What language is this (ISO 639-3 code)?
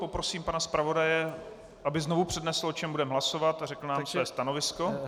ces